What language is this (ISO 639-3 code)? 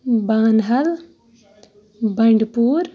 kas